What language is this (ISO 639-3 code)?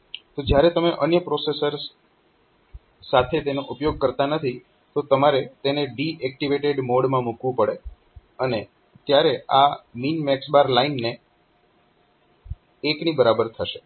guj